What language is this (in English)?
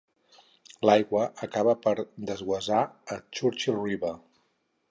Catalan